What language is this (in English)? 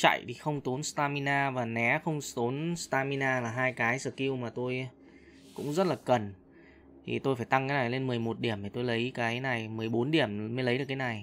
Vietnamese